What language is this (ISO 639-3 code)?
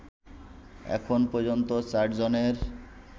ben